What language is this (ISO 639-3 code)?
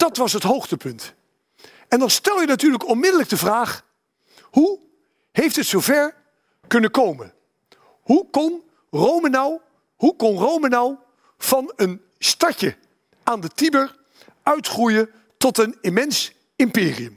nld